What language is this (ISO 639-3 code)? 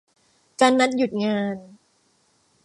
tha